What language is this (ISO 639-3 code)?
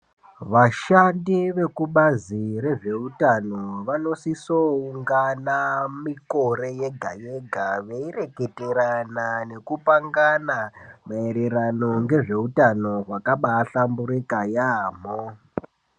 ndc